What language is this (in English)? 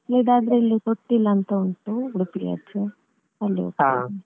Kannada